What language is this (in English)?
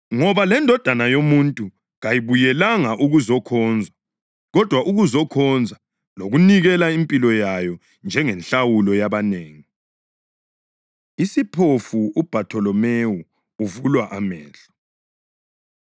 North Ndebele